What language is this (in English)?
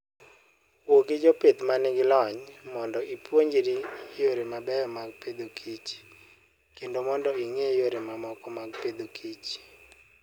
Luo (Kenya and Tanzania)